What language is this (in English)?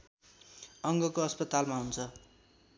Nepali